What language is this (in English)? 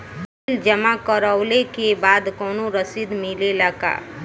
Bhojpuri